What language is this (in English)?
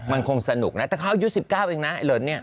Thai